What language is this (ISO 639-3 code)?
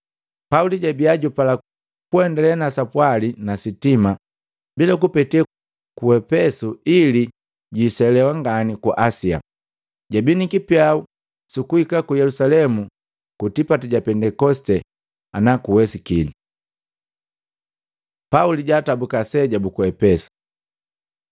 mgv